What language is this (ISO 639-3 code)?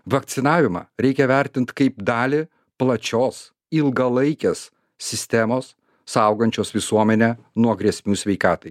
lit